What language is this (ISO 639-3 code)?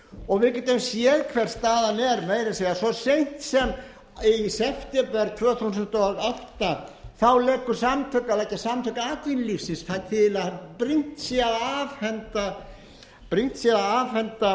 isl